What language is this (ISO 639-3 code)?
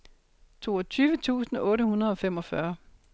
dan